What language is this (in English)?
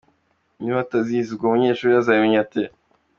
Kinyarwanda